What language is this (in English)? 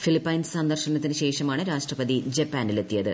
Malayalam